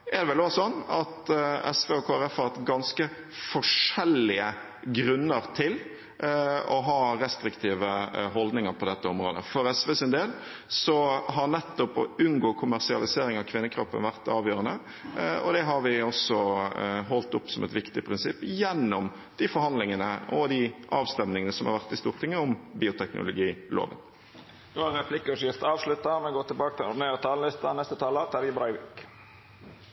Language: Norwegian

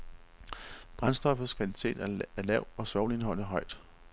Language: Danish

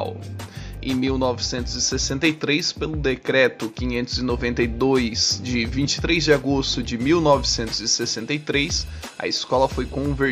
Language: Portuguese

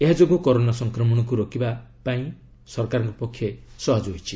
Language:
Odia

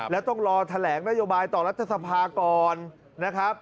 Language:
Thai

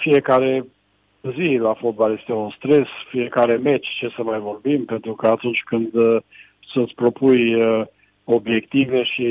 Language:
Romanian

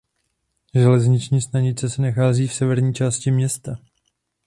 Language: Czech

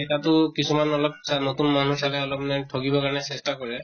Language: Assamese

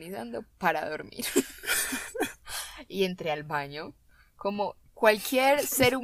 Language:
Spanish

